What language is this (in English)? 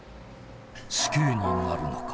Japanese